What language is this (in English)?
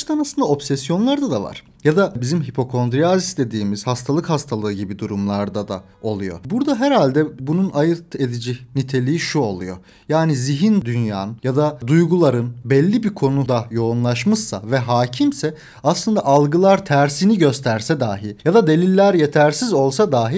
Turkish